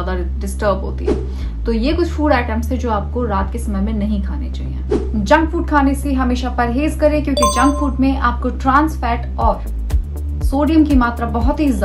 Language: Hindi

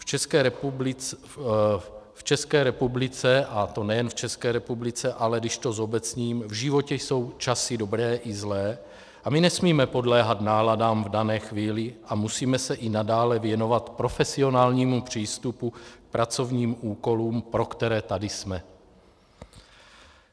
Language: Czech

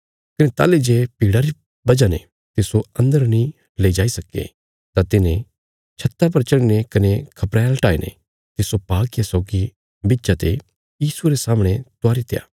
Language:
Bilaspuri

